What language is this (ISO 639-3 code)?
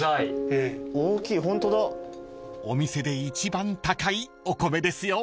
jpn